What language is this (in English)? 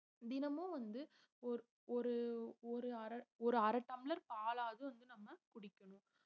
Tamil